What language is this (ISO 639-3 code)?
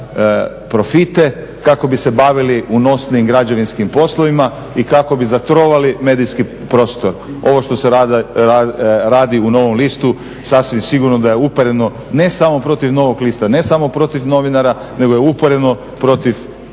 hrv